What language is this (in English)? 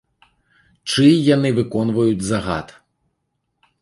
Belarusian